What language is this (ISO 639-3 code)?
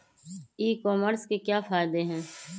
mag